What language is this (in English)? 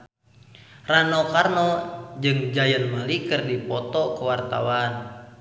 Sundanese